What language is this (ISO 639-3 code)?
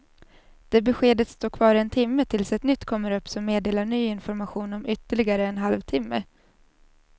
swe